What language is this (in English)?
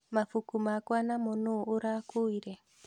Kikuyu